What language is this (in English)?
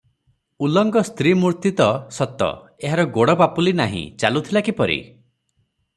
Odia